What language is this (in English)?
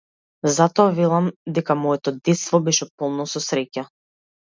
Macedonian